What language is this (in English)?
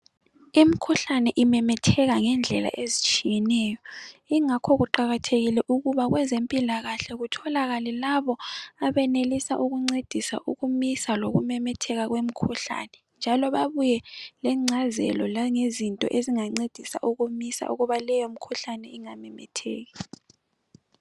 North Ndebele